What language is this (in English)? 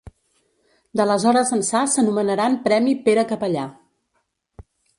Catalan